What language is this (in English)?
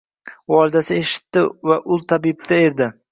Uzbek